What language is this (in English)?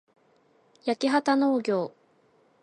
Japanese